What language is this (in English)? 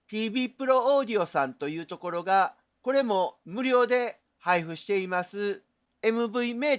Japanese